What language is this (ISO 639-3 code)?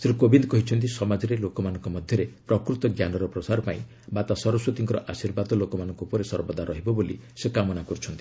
ori